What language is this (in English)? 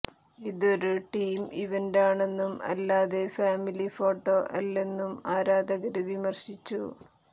Malayalam